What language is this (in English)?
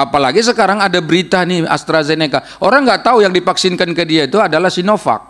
Indonesian